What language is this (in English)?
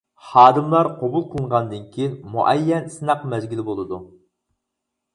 Uyghur